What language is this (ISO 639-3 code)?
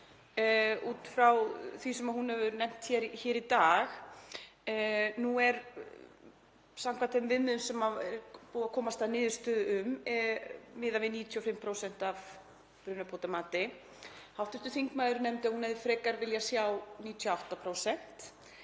isl